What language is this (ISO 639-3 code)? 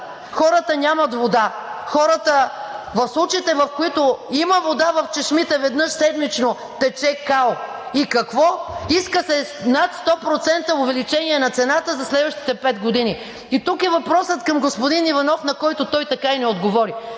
bul